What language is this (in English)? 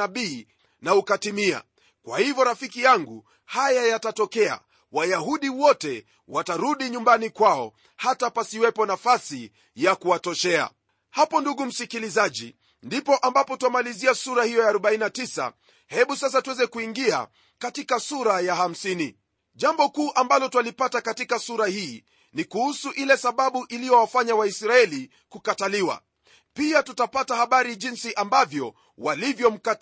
Swahili